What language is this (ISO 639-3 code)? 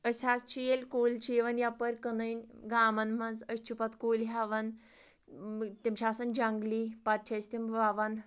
kas